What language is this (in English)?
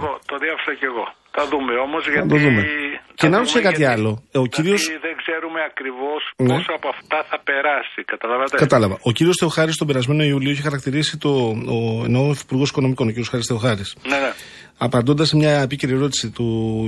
Greek